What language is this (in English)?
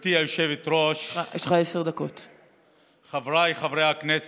Hebrew